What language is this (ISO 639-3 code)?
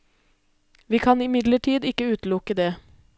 nor